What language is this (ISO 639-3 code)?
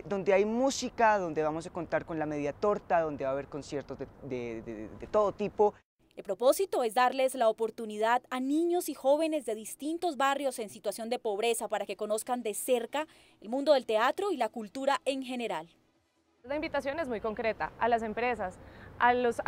spa